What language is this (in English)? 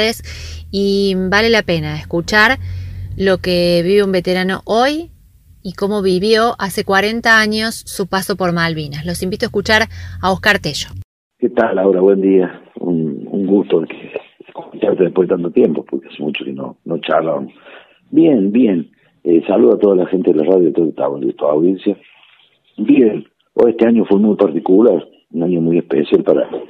Spanish